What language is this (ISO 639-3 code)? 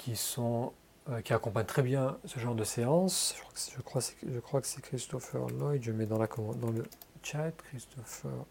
fra